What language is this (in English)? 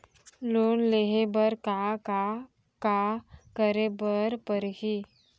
Chhattisgarhi